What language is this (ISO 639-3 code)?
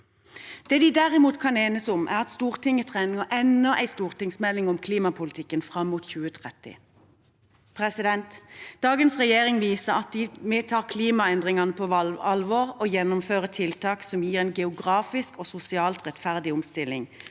nor